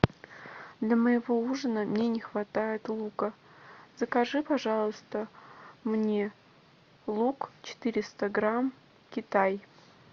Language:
Russian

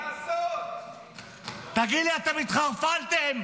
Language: Hebrew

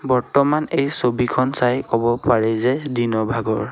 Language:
Assamese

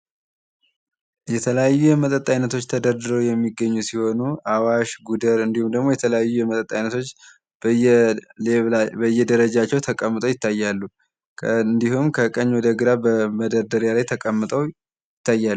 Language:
Amharic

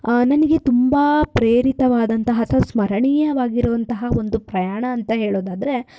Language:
Kannada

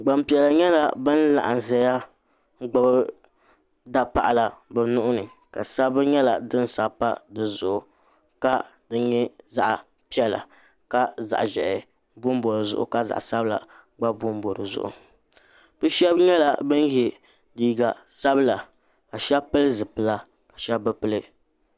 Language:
Dagbani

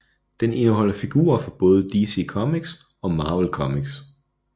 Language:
Danish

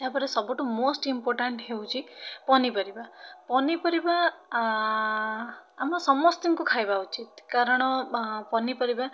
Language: Odia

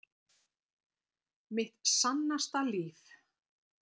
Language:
Icelandic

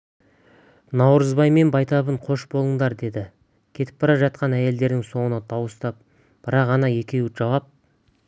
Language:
Kazakh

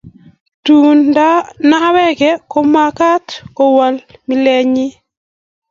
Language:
Kalenjin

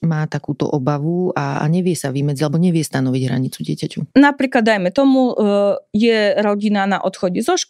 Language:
Slovak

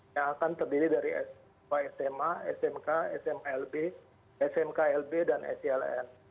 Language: Indonesian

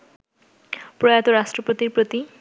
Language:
Bangla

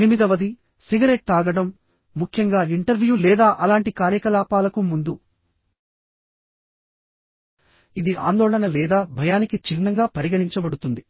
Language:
Telugu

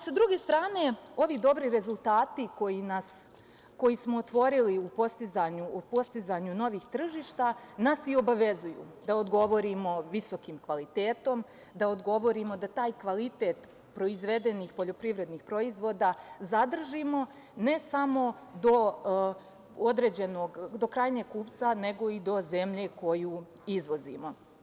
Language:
Serbian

